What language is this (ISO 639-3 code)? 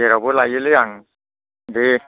brx